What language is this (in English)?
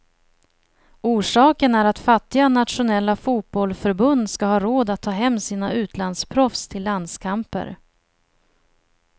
Swedish